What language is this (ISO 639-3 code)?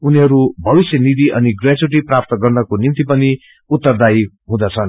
nep